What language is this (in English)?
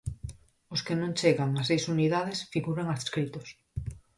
Galician